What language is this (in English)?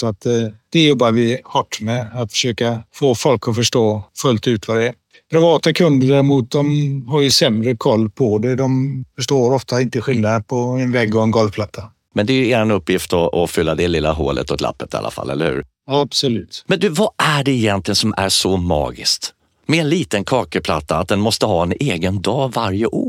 Swedish